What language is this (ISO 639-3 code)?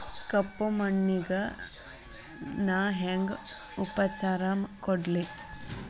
kan